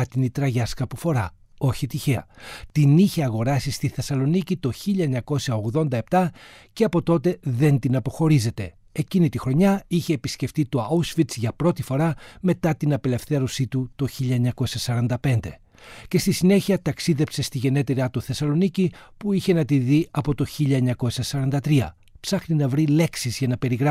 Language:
Greek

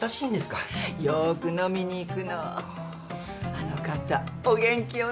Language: Japanese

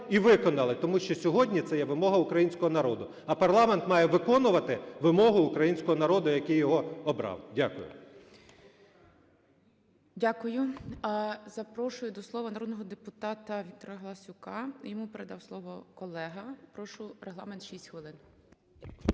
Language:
Ukrainian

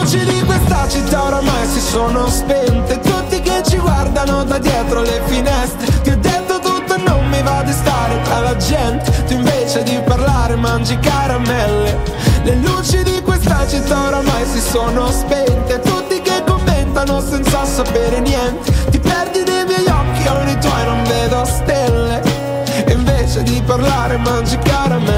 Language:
Croatian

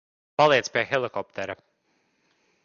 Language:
Latvian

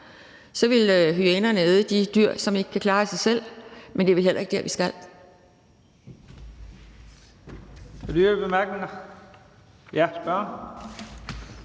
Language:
Danish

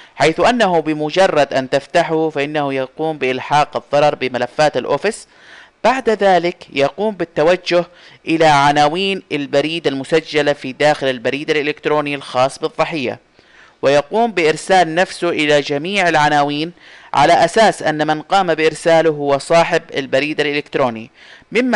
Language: Arabic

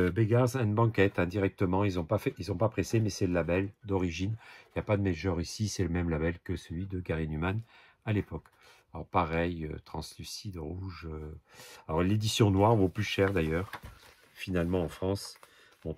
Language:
French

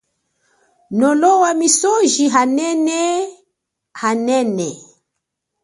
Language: Chokwe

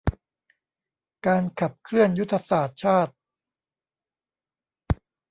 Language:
Thai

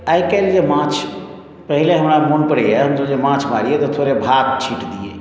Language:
Maithili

